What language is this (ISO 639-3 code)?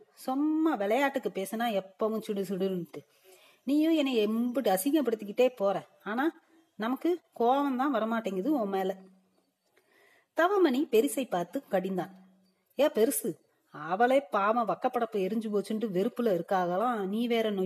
tam